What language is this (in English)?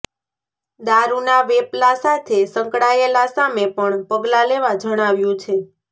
Gujarati